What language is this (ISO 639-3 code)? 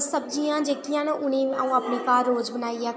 doi